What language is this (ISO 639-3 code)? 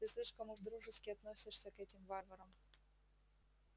rus